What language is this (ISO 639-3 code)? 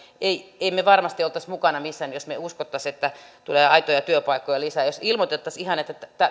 fin